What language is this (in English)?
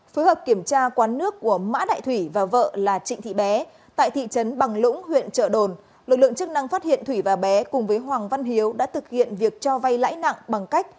Vietnamese